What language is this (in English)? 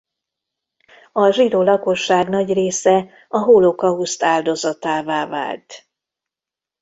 Hungarian